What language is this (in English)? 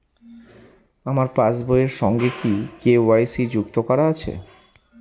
Bangla